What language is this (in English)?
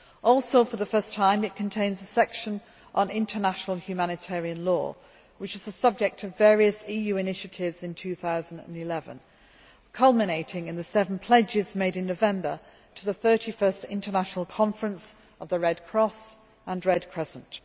English